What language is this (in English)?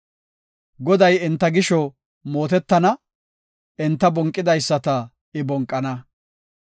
Gofa